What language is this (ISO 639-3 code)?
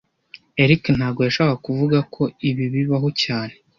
kin